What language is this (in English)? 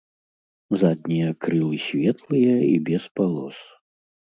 Belarusian